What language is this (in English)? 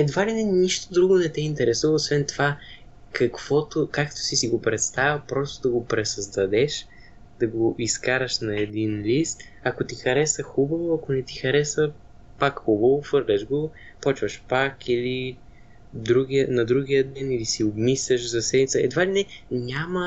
Bulgarian